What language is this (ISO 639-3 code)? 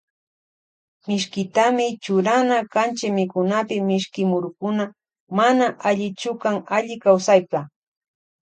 qvj